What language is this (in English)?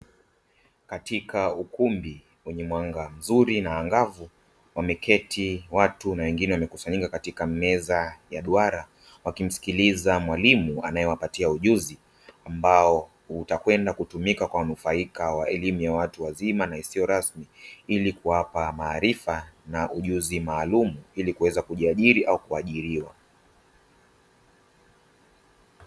Swahili